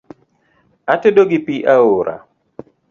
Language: Luo (Kenya and Tanzania)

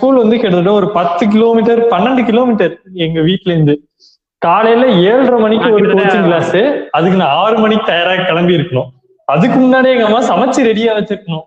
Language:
Tamil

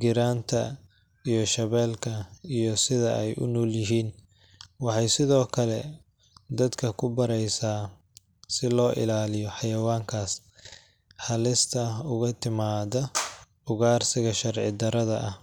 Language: Somali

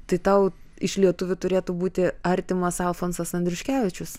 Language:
Lithuanian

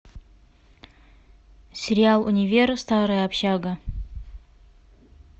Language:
Russian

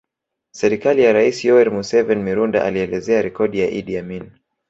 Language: Swahili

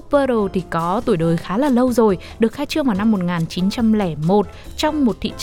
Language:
Vietnamese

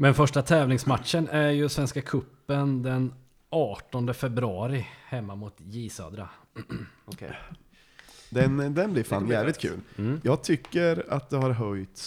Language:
Swedish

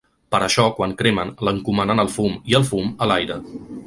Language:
Catalan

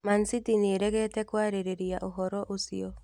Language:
Kikuyu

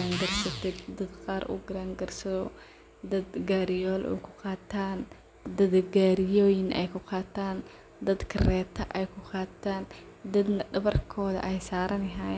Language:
Somali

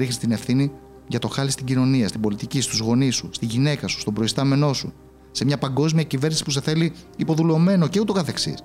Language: Greek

